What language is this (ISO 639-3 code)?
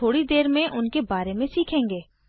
hin